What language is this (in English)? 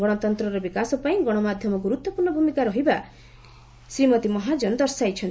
Odia